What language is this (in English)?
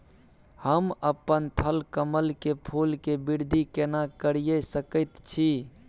Maithili